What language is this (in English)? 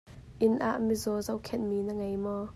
Hakha Chin